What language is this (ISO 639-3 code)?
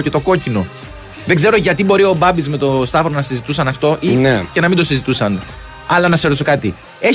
ell